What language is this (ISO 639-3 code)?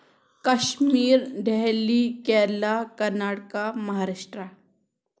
kas